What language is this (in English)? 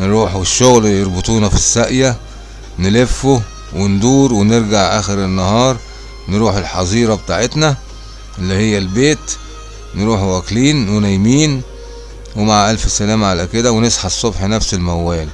Arabic